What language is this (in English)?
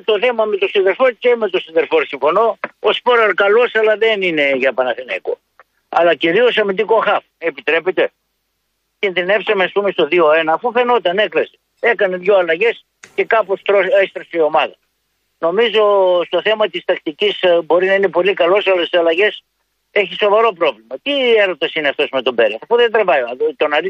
Greek